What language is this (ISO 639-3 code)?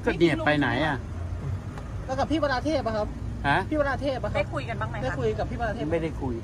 tha